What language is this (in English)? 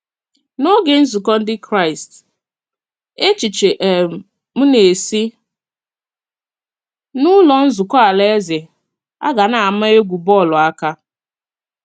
Igbo